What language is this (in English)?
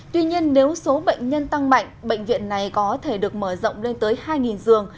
Vietnamese